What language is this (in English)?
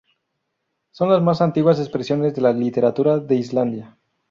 Spanish